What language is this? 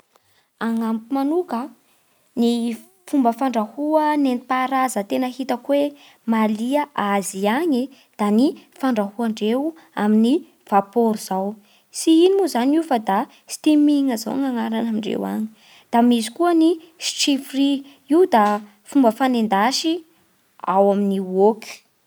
Bara Malagasy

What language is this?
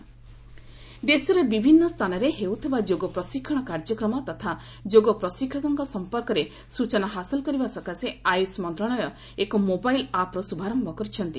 Odia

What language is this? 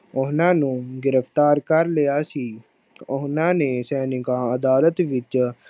Punjabi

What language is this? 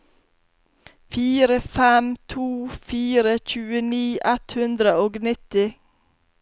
Norwegian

